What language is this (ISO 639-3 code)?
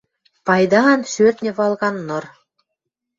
mrj